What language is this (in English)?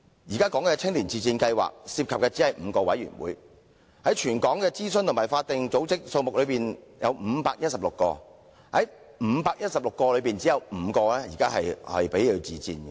Cantonese